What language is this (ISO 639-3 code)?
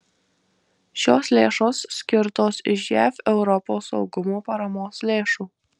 lit